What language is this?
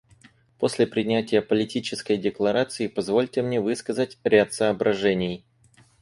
Russian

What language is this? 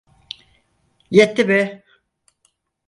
Turkish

